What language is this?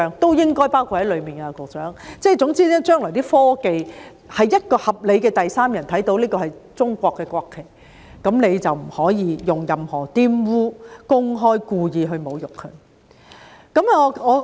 Cantonese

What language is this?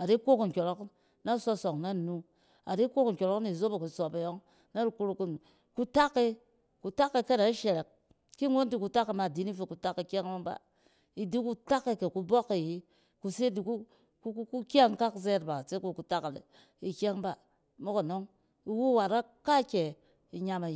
Cen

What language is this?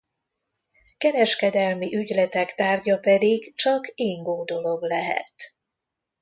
Hungarian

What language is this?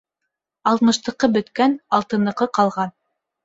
Bashkir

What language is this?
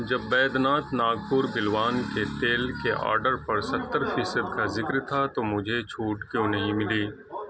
Urdu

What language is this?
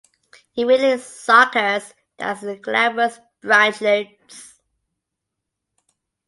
English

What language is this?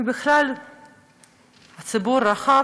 Hebrew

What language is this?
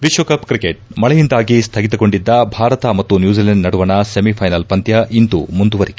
Kannada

